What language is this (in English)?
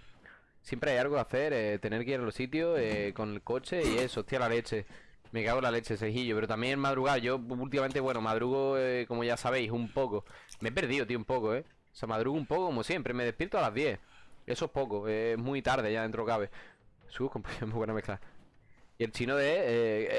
Spanish